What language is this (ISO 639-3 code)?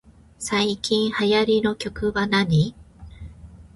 jpn